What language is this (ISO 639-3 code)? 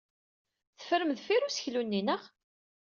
kab